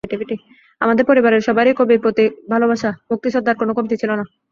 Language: Bangla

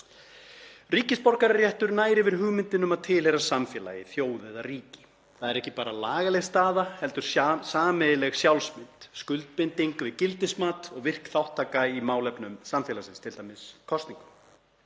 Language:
Icelandic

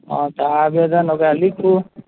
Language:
Maithili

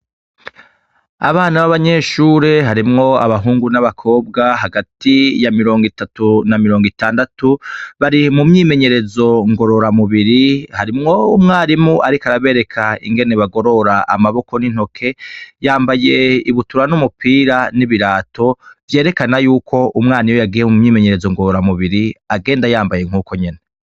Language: Rundi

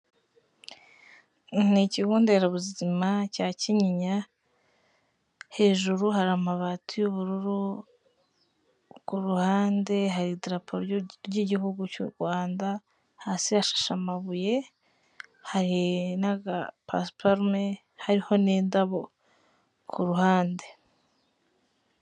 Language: Kinyarwanda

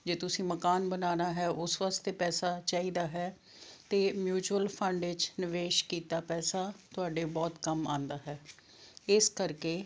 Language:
Punjabi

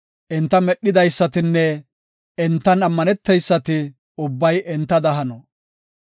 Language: Gofa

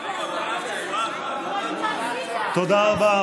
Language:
Hebrew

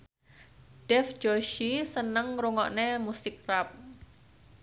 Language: Javanese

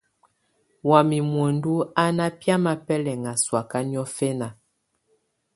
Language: Tunen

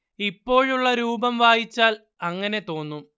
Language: Malayalam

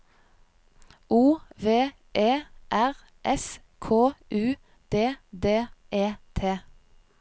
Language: Norwegian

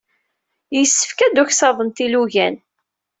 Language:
Kabyle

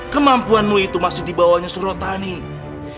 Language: Indonesian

